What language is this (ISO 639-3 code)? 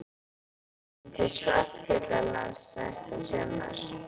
isl